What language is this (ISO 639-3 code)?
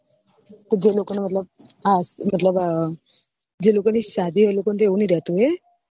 guj